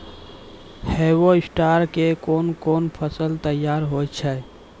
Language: Maithili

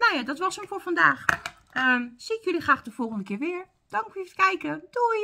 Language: Dutch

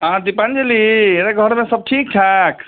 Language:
Maithili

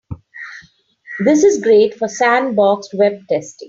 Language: English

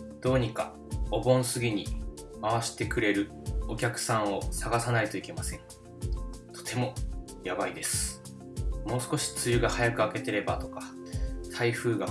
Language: Japanese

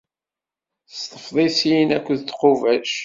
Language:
Kabyle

